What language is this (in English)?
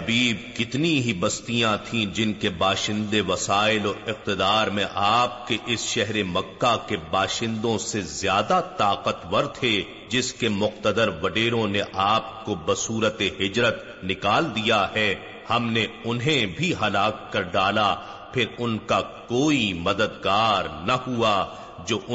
Urdu